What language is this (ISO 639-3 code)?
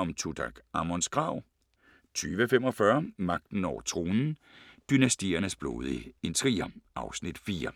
dan